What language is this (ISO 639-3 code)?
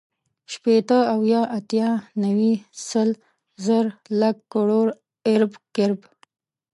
pus